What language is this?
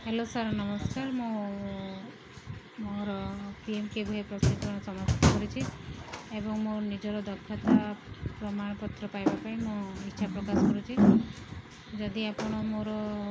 Odia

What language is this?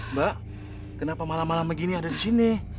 Indonesian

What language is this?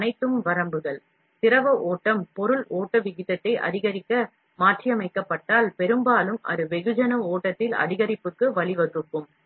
Tamil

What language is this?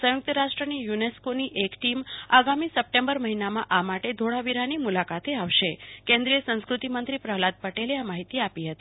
Gujarati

